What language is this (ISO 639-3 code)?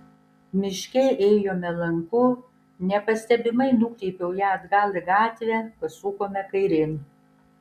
lit